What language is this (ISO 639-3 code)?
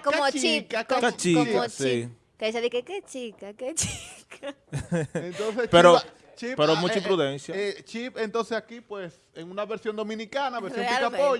spa